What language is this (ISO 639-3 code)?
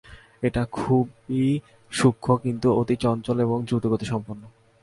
ben